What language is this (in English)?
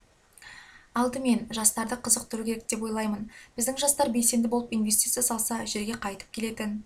Kazakh